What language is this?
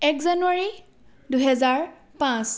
Assamese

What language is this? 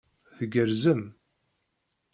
Kabyle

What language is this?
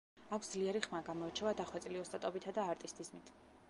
Georgian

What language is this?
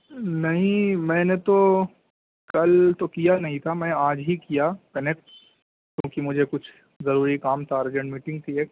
Urdu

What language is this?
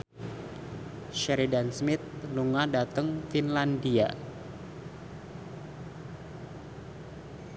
Javanese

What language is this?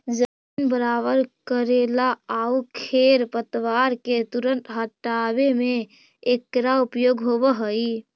Magahi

